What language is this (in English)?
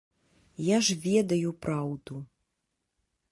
Belarusian